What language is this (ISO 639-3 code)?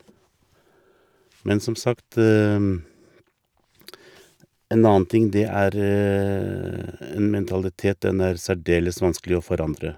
nor